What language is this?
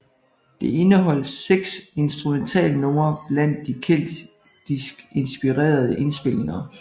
Danish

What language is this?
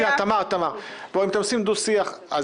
Hebrew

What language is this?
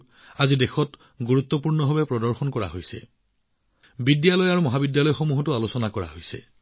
Assamese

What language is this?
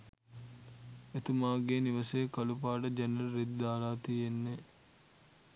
Sinhala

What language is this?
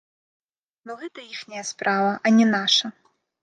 Belarusian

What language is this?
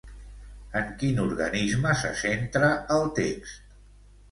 Catalan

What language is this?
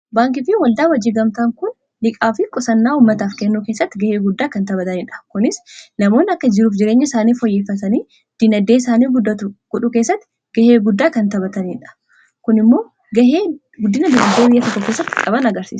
Oromo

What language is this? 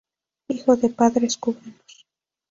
Spanish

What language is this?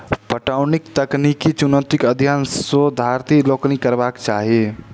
Maithili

